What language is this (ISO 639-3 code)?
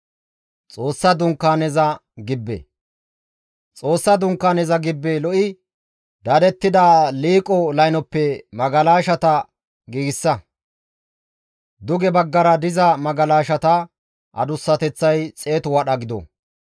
gmv